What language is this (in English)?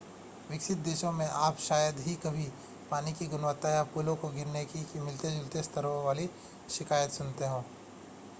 Hindi